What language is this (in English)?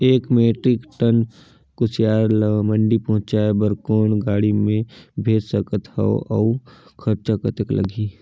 Chhattisgarhi